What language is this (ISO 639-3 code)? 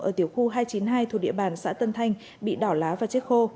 vie